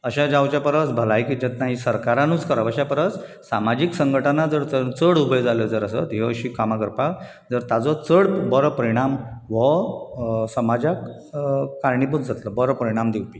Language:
Konkani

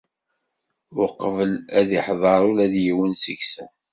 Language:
Kabyle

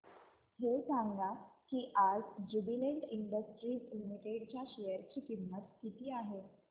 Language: Marathi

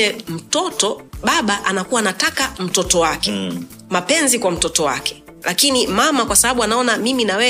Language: Swahili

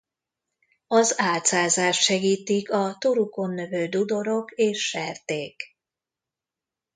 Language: Hungarian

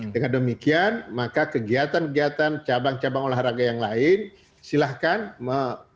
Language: Indonesian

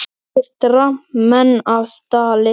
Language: Icelandic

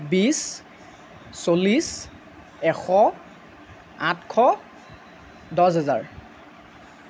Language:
Assamese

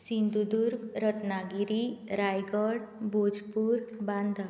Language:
Konkani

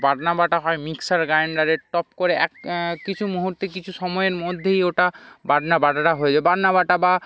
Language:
Bangla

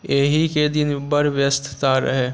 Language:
Maithili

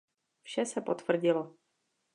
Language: Czech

